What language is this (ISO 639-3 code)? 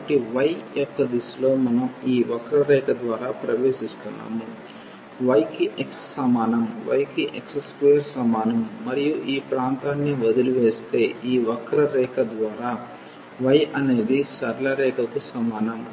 tel